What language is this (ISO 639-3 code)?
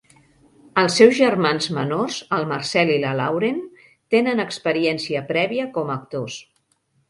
cat